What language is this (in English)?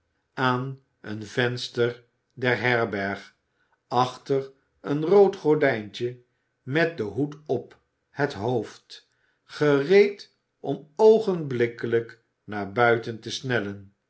Dutch